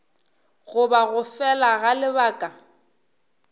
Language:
Northern Sotho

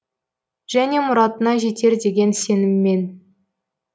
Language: Kazakh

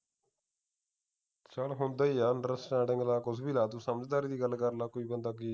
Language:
Punjabi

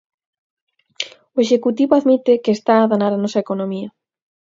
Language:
Galician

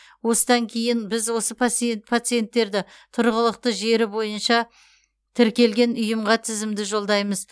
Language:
Kazakh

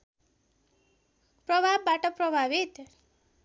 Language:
Nepali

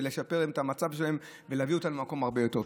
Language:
Hebrew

